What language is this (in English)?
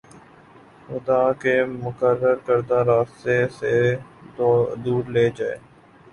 Urdu